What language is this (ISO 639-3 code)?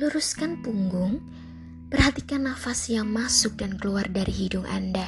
ind